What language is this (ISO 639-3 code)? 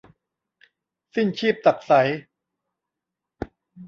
tha